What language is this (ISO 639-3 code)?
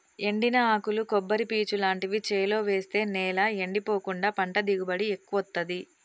tel